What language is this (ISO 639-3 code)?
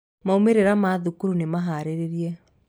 kik